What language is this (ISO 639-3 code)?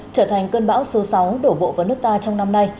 vie